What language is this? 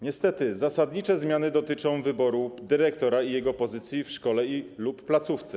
Polish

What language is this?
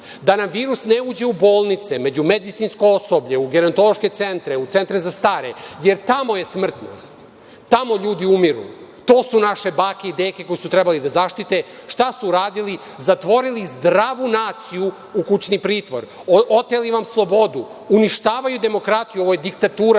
Serbian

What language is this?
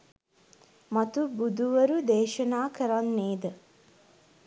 Sinhala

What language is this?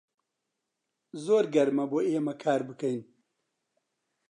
Central Kurdish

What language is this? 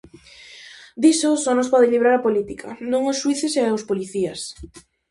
Galician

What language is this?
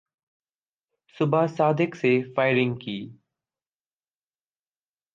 Urdu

